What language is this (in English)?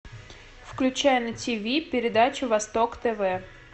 Russian